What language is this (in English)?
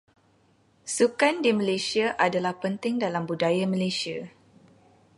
Malay